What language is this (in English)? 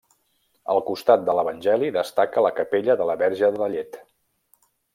Catalan